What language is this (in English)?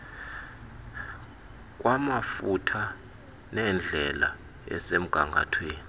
Xhosa